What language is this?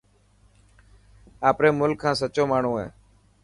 Dhatki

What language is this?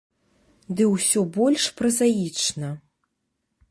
Belarusian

